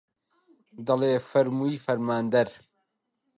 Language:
Central Kurdish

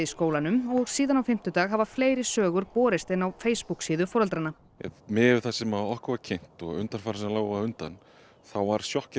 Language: Icelandic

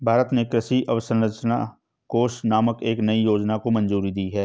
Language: Hindi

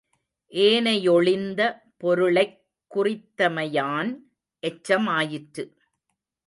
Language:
Tamil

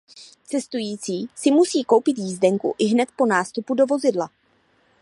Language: Czech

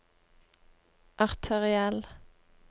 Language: Norwegian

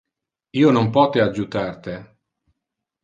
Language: Interlingua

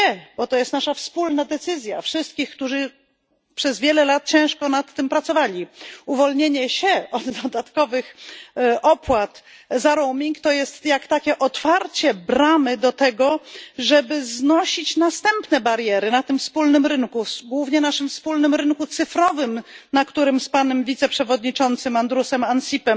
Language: Polish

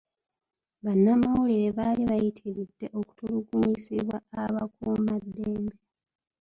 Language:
Ganda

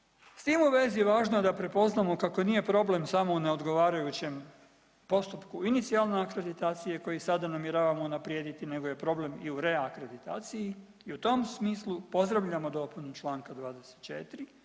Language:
Croatian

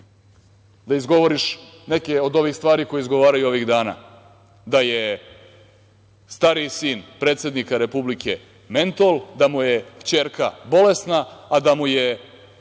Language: Serbian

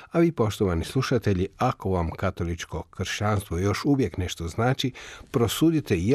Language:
Croatian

